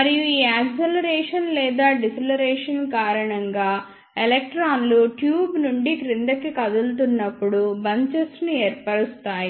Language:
Telugu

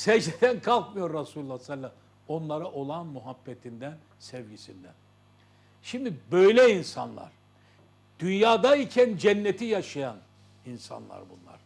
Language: Turkish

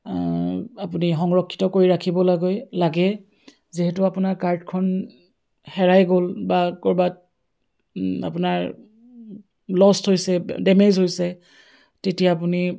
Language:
Assamese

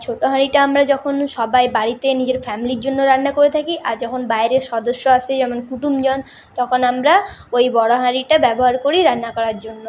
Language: Bangla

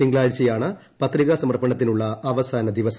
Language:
Malayalam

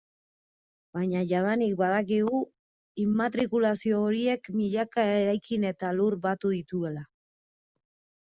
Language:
Basque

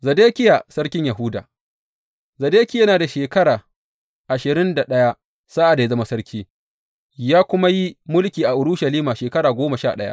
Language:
Hausa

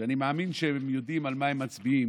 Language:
Hebrew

